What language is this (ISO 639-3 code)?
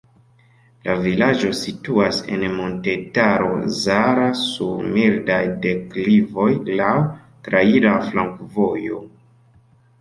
epo